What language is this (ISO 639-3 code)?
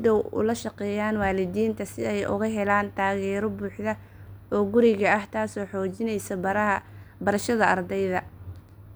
som